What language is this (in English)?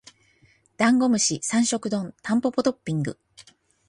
Japanese